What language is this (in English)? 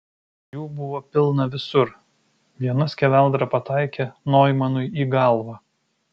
Lithuanian